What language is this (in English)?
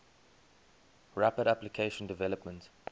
English